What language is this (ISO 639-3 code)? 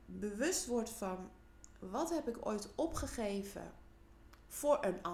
nld